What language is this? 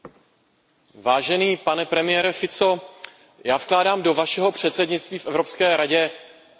Czech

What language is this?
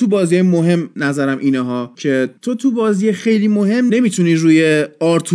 Persian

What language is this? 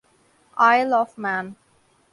Urdu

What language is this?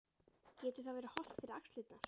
Icelandic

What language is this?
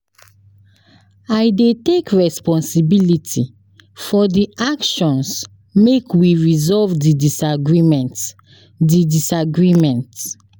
Nigerian Pidgin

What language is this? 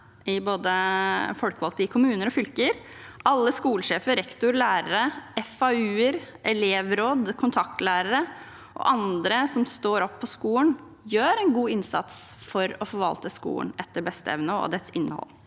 Norwegian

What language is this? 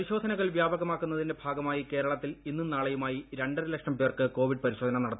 Malayalam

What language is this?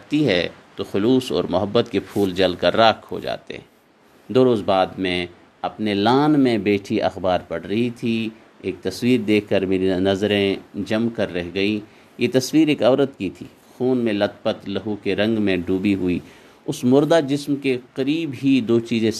Urdu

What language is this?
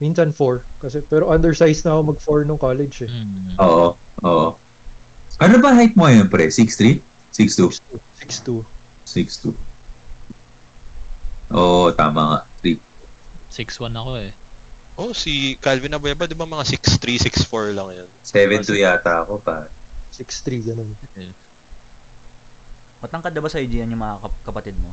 Filipino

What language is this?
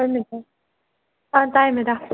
Manipuri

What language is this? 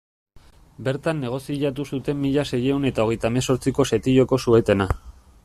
Basque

